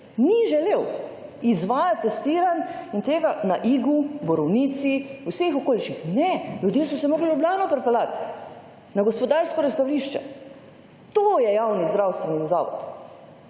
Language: Slovenian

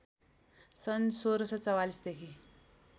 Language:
Nepali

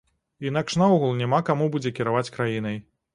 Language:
Belarusian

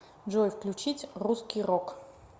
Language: Russian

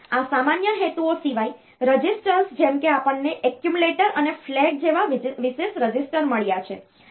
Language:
Gujarati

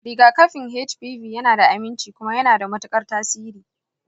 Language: Hausa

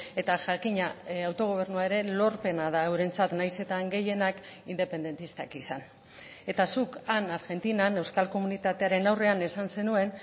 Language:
Basque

